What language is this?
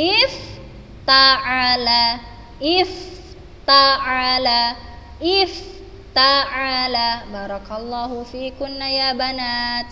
Indonesian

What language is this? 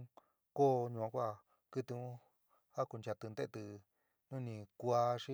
San Miguel El Grande Mixtec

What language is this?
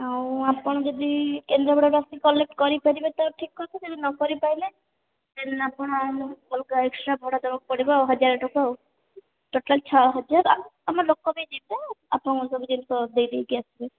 Odia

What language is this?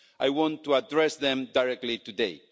English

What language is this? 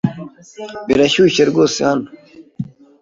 Kinyarwanda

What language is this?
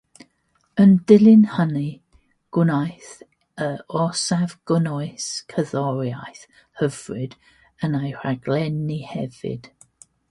Welsh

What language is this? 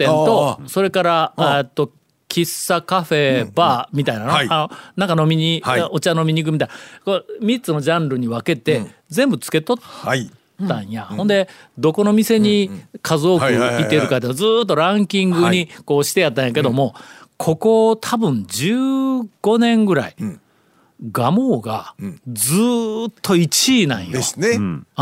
Japanese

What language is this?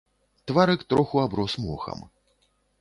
Belarusian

